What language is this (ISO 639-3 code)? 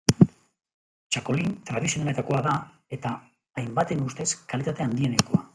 eus